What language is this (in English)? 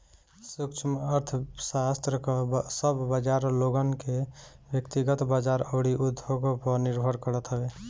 Bhojpuri